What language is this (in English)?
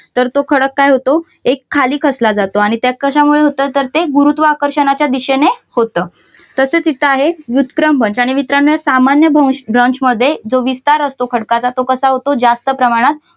Marathi